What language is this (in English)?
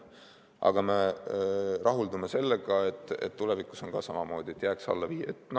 Estonian